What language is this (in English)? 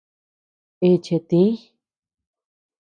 Tepeuxila Cuicatec